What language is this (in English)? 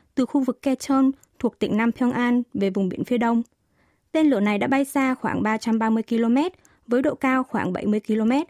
Vietnamese